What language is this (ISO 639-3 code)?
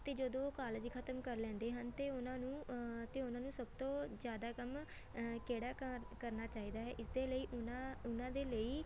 pan